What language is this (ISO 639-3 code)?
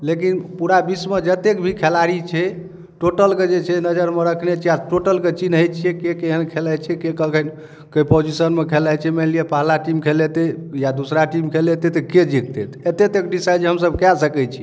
mai